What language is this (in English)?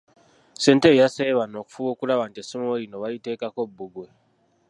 Ganda